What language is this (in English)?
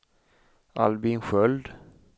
Swedish